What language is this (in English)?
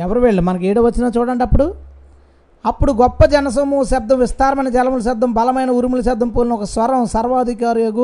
Telugu